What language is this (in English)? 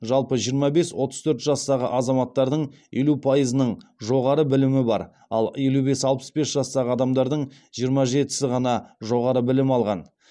Kazakh